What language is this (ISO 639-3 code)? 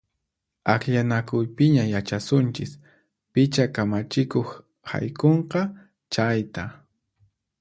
qxp